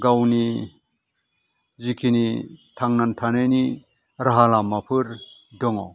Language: Bodo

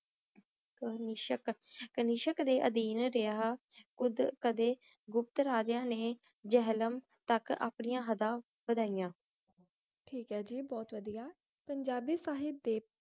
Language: Punjabi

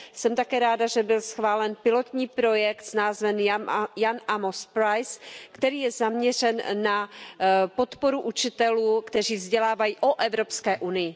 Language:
Czech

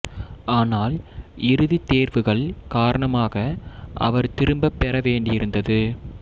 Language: Tamil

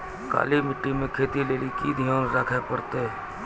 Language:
Maithili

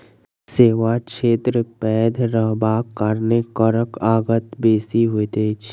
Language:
Maithili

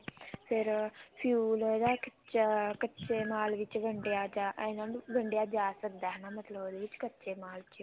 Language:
Punjabi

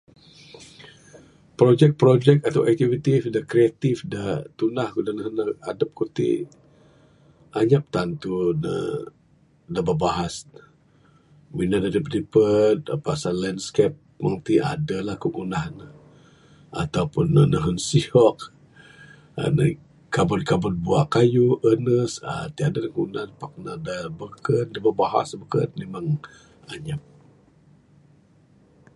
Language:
Bukar-Sadung Bidayuh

